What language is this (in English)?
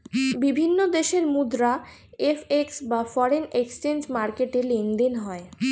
Bangla